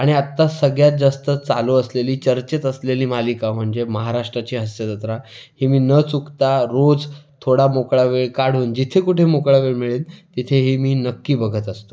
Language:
Marathi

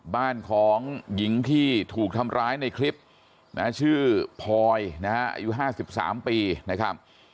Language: Thai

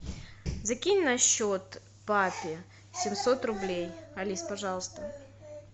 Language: Russian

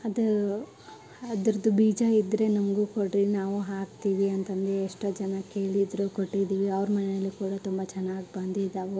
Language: Kannada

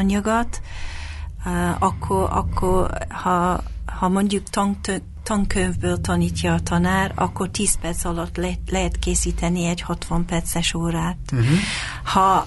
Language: Hungarian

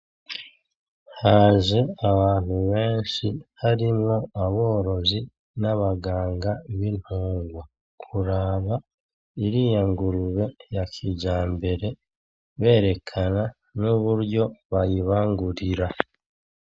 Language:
Rundi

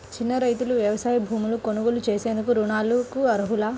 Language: Telugu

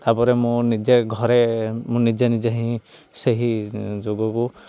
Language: Odia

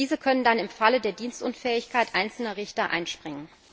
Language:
German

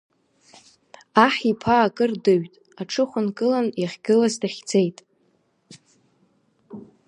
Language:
Abkhazian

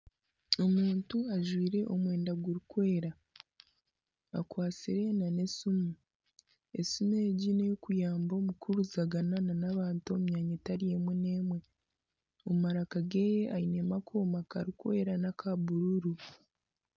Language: Nyankole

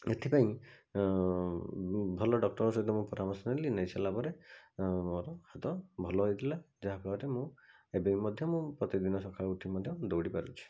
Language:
Odia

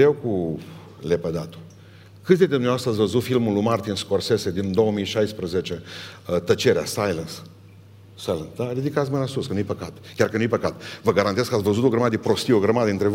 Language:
Romanian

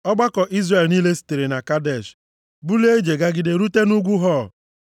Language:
Igbo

